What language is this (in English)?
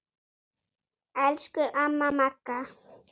Icelandic